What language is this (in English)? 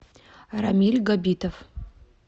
Russian